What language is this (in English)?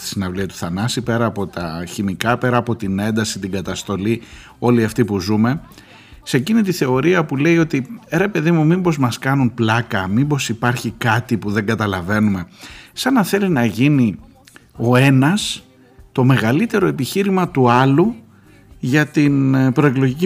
Greek